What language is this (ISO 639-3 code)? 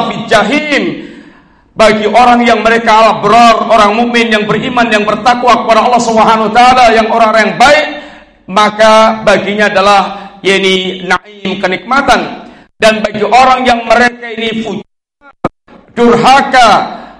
ind